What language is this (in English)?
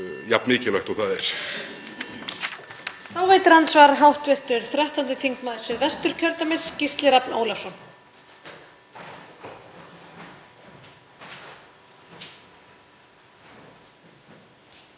Icelandic